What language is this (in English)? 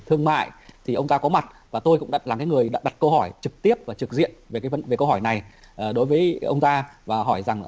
Vietnamese